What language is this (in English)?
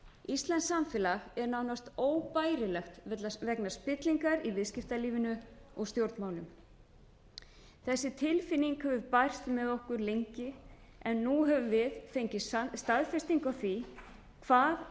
Icelandic